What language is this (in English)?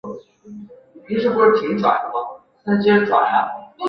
Chinese